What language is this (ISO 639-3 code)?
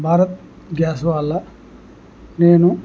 tel